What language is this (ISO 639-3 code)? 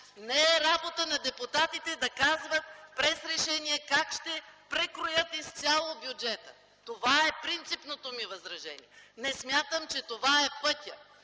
bul